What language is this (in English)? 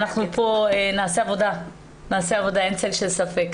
Hebrew